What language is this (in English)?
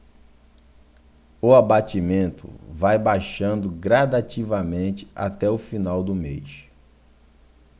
Portuguese